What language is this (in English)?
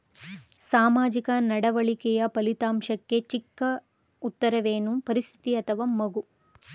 Kannada